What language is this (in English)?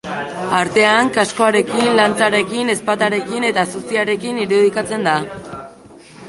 Basque